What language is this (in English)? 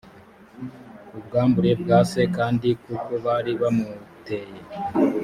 Kinyarwanda